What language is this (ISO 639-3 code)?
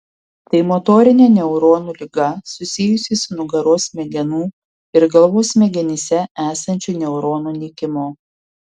lit